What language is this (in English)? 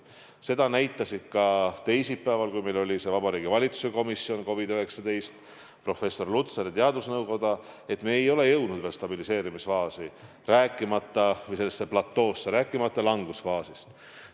Estonian